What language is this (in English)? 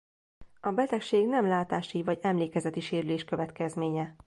Hungarian